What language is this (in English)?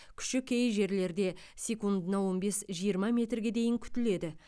Kazakh